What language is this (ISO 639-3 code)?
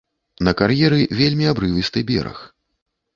bel